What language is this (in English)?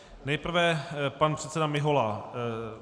Czech